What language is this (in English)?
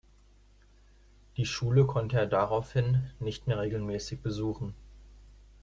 German